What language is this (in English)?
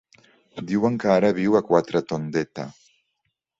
Catalan